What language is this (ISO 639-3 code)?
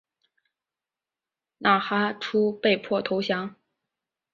zho